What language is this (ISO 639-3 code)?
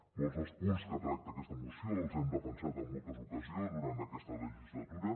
cat